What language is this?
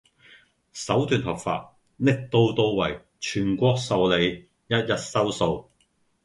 Cantonese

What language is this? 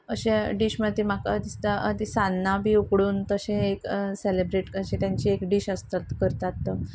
Konkani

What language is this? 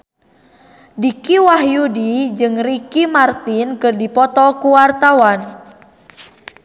Sundanese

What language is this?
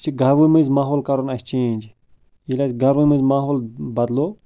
Kashmiri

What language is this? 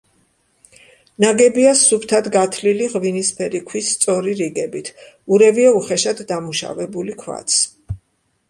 Georgian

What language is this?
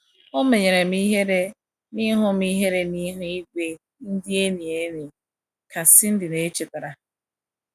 Igbo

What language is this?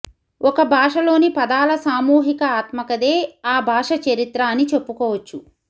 Telugu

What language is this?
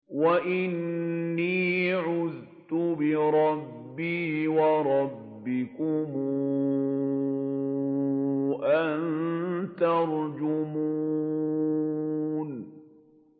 Arabic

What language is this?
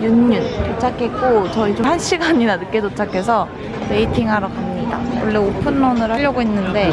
Korean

